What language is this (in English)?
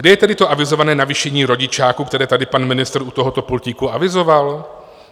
Czech